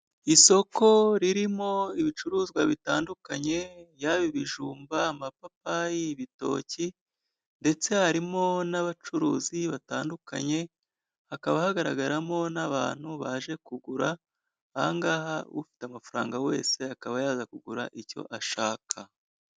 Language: Kinyarwanda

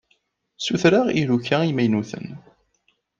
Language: Kabyle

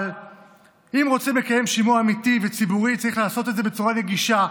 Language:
Hebrew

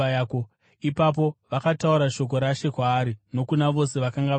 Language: Shona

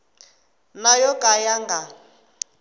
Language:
Tsonga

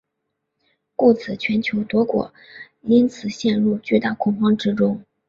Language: Chinese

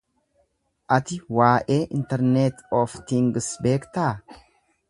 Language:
Oromo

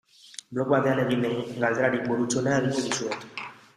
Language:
Basque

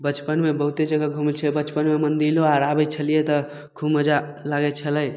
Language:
Maithili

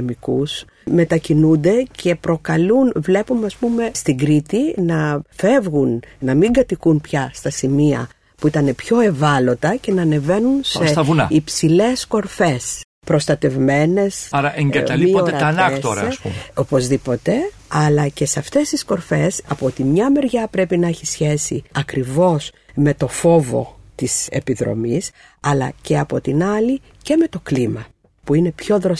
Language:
Greek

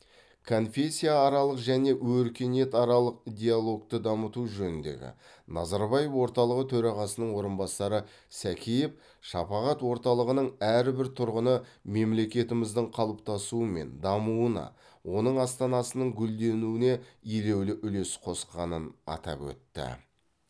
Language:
Kazakh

